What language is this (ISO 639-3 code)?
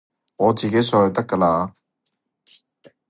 yue